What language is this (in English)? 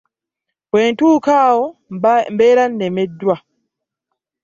Ganda